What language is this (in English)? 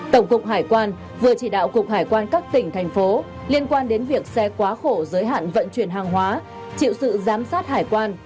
Vietnamese